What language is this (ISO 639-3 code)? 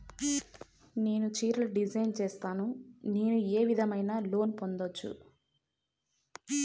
tel